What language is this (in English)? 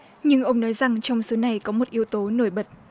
Vietnamese